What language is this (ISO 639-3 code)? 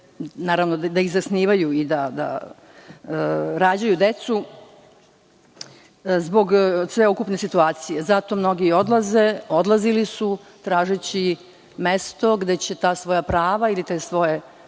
srp